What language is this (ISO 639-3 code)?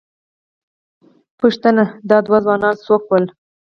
pus